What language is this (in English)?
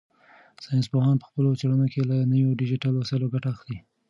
Pashto